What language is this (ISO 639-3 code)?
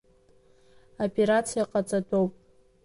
abk